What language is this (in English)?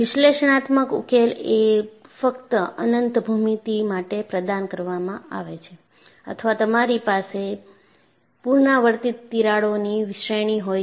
Gujarati